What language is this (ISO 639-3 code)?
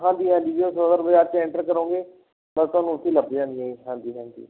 pan